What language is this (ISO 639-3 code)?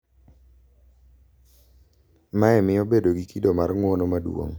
luo